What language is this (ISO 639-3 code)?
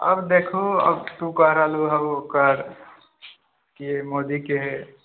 mai